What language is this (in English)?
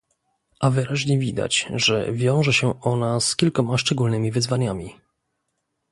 Polish